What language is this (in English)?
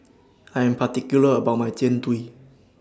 English